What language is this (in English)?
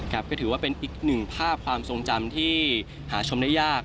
Thai